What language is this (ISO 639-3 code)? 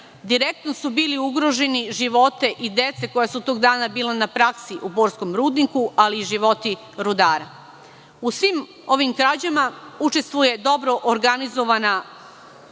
srp